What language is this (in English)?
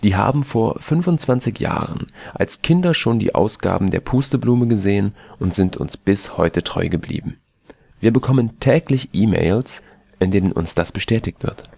German